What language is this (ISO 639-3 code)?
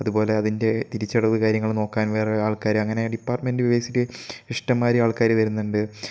mal